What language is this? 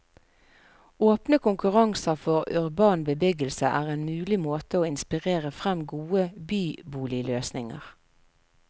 Norwegian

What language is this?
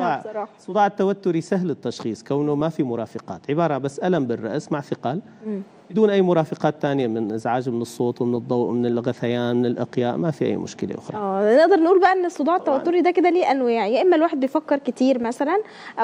Arabic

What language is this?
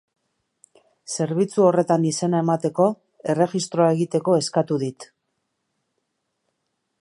Basque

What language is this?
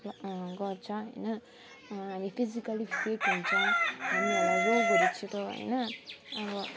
Nepali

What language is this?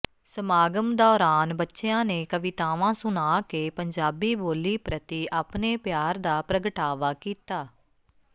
Punjabi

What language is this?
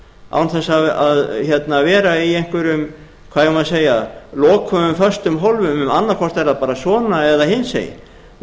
Icelandic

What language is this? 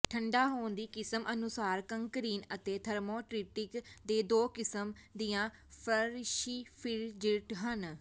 Punjabi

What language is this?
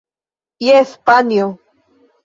Esperanto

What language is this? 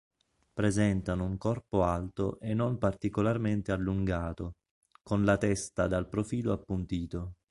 Italian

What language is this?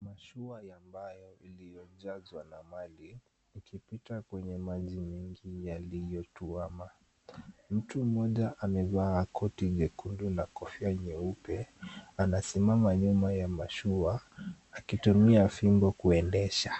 Swahili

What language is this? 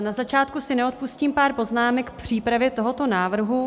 Czech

